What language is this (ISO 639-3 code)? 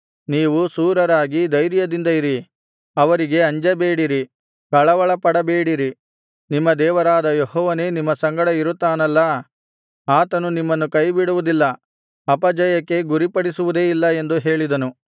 kan